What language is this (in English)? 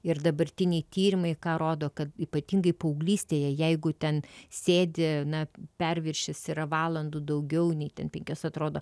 Lithuanian